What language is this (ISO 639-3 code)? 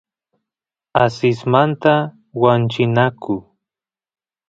qus